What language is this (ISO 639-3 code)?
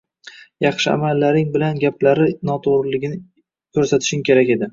uzb